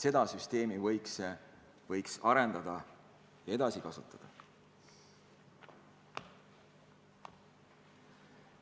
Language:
Estonian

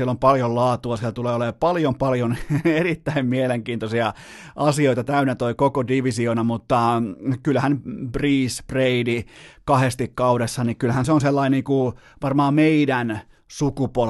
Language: Finnish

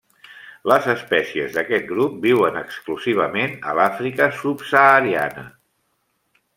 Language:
Catalan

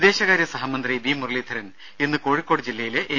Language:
Malayalam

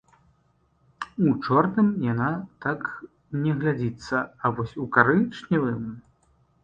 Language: Belarusian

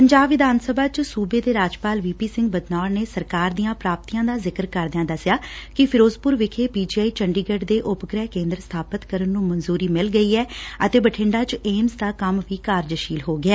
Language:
Punjabi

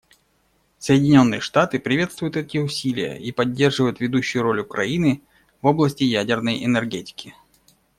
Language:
Russian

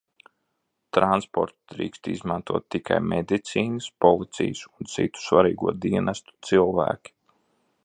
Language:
Latvian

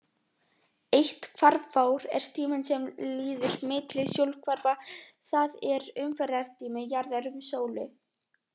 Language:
Icelandic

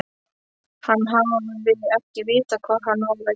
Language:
Icelandic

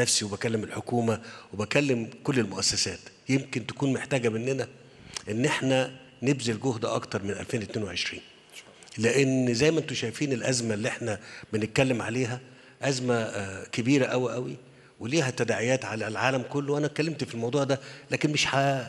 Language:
Arabic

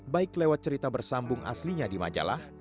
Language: Indonesian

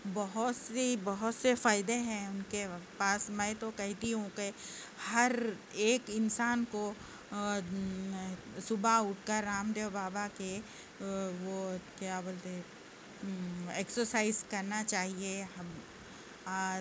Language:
Urdu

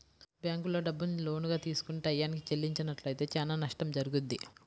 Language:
Telugu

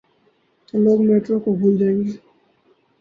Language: Urdu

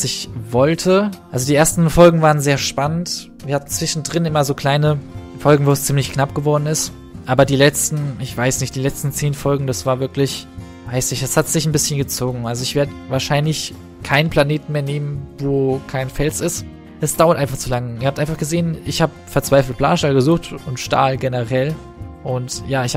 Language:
German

